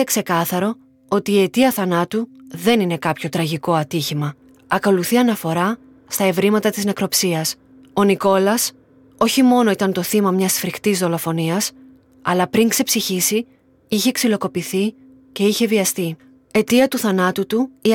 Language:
Greek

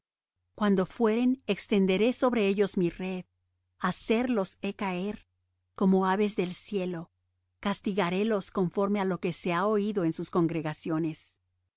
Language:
Spanish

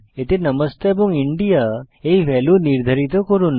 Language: Bangla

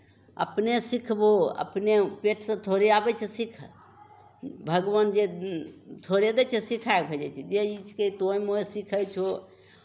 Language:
Maithili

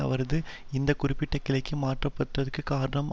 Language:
Tamil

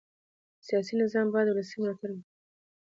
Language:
Pashto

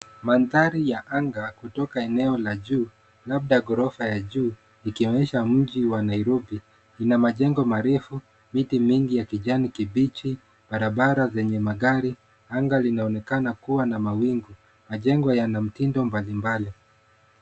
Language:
Swahili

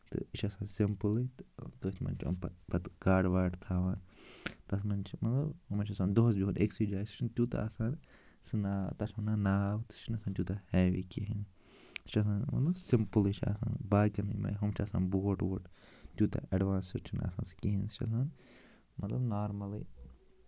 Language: Kashmiri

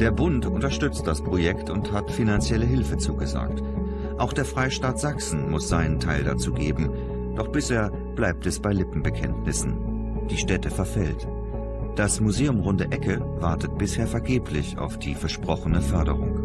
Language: German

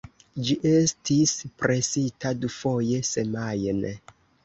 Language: Esperanto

